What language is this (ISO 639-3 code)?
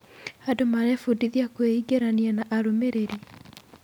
kik